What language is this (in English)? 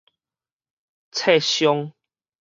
Min Nan Chinese